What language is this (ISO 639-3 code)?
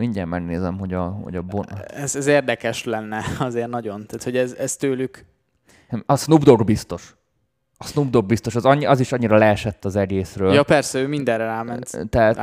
hun